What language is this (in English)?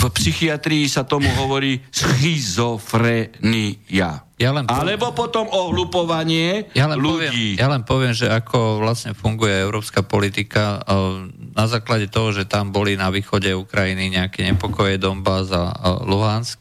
Slovak